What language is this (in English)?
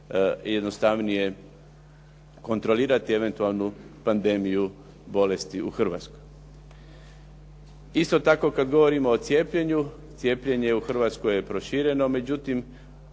Croatian